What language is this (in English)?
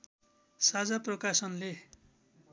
Nepali